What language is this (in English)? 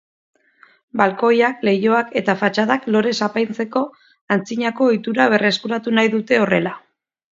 Basque